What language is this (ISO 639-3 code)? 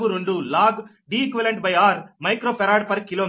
tel